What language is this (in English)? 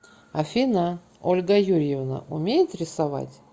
Russian